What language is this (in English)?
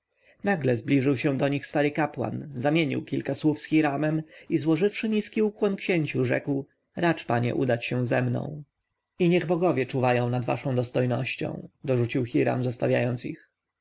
Polish